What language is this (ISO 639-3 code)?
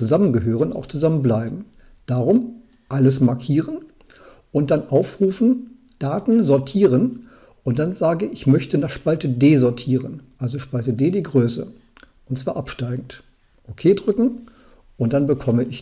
deu